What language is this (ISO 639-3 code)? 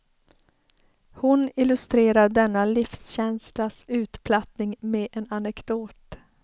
swe